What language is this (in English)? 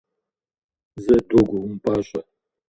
Kabardian